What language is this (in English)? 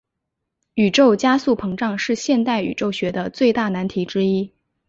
Chinese